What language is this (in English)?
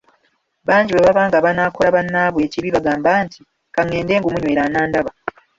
Ganda